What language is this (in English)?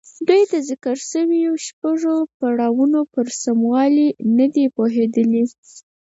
Pashto